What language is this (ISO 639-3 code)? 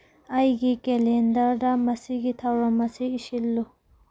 mni